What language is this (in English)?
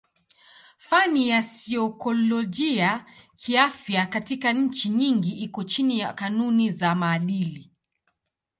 Swahili